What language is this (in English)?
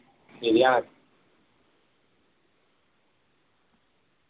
Malayalam